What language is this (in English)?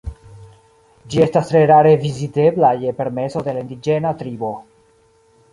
Esperanto